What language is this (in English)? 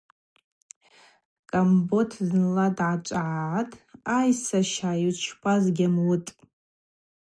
Abaza